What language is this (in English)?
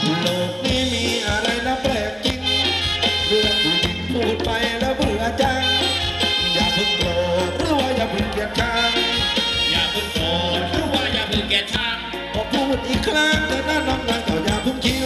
Thai